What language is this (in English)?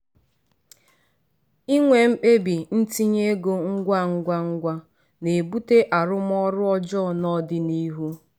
Igbo